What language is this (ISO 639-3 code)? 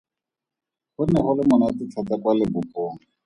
tsn